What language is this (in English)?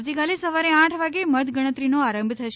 Gujarati